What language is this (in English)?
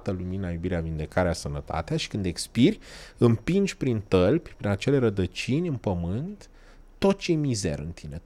Romanian